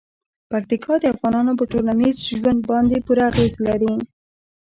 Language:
Pashto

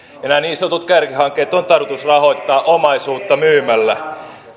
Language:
Finnish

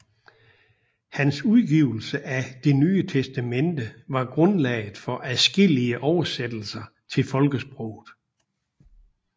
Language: Danish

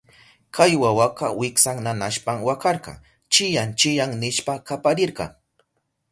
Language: Southern Pastaza Quechua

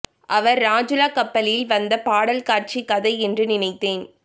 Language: Tamil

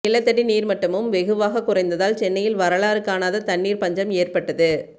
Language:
Tamil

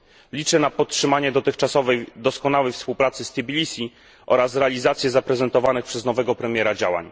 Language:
Polish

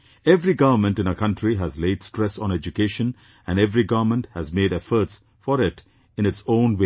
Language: English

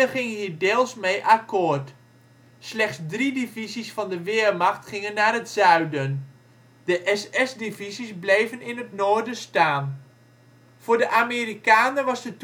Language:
Dutch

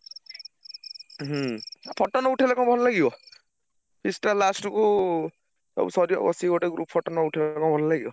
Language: Odia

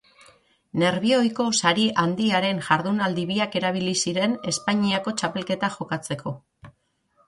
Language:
Basque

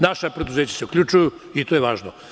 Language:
Serbian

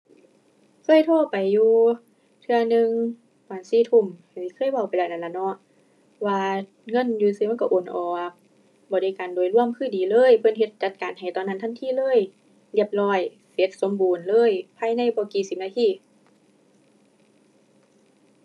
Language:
Thai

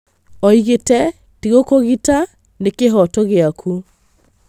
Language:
Kikuyu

